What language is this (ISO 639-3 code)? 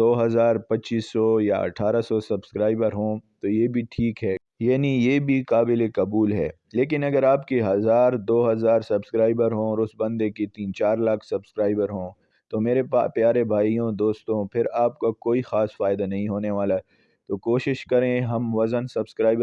urd